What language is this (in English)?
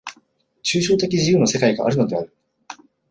Japanese